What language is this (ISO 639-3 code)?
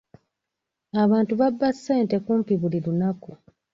lug